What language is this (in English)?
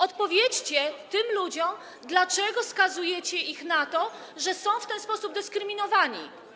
Polish